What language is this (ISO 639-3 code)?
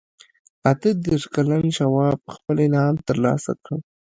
pus